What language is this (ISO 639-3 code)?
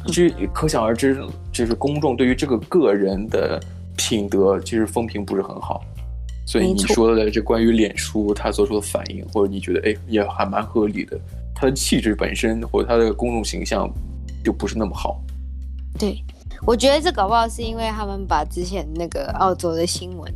zho